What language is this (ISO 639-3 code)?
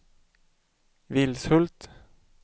swe